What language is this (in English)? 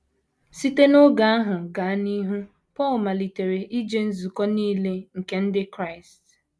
Igbo